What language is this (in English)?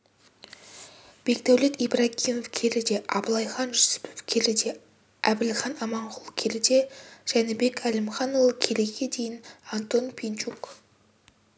Kazakh